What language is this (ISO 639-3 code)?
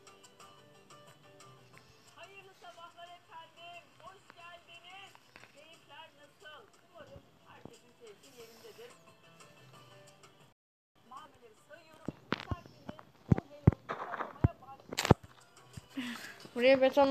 tur